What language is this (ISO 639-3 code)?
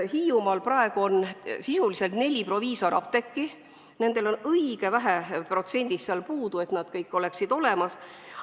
est